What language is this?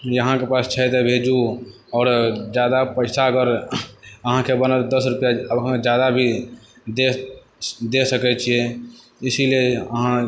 Maithili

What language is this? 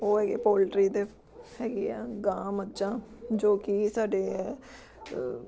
Punjabi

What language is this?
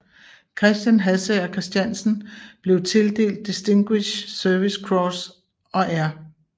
Danish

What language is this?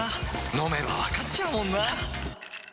Japanese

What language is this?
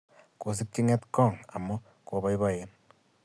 Kalenjin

